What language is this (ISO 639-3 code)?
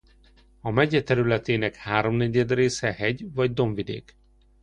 hun